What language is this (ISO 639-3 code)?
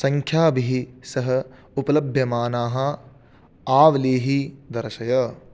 san